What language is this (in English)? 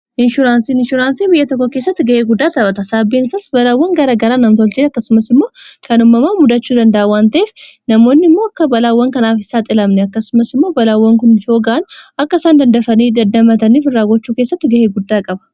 Oromo